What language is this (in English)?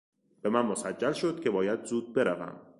Persian